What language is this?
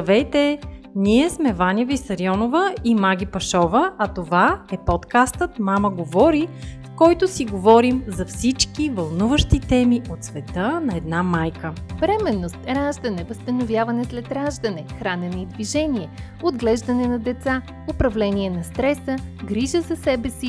Bulgarian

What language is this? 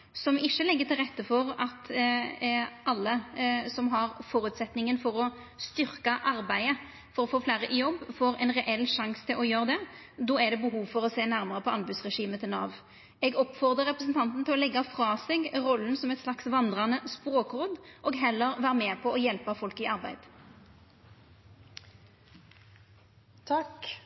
Norwegian Nynorsk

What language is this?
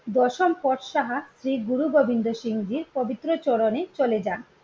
Bangla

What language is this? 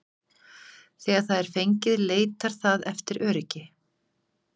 Icelandic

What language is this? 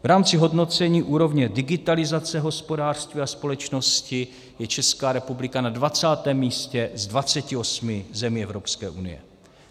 Czech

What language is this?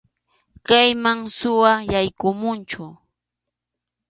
Arequipa-La Unión Quechua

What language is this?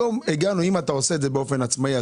Hebrew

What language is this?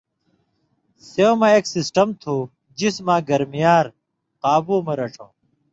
Indus Kohistani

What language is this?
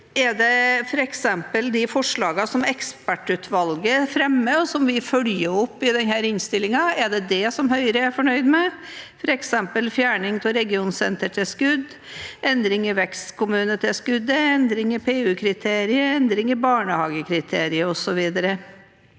Norwegian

